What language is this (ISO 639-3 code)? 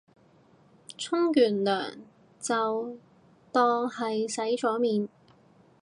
yue